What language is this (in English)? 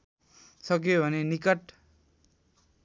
Nepali